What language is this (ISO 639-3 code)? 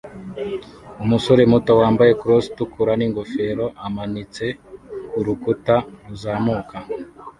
kin